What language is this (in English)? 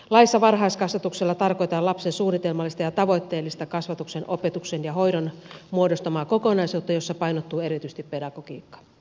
Finnish